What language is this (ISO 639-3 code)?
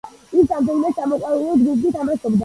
kat